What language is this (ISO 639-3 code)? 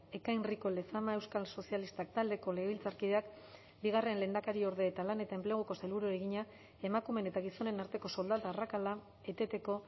eus